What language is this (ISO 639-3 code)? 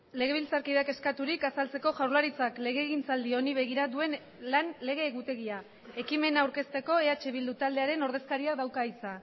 eus